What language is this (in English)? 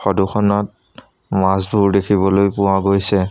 Assamese